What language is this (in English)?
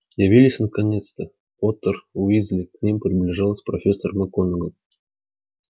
Russian